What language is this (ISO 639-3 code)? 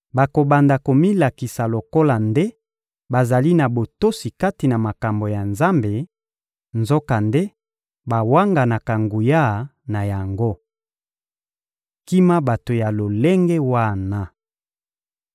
lin